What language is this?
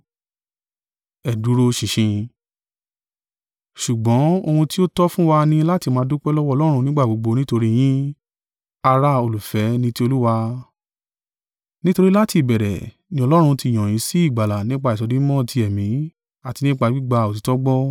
Yoruba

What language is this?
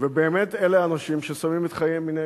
Hebrew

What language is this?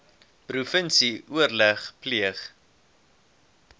Afrikaans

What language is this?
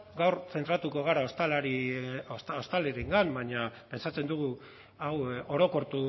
Basque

